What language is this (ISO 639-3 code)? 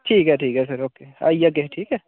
doi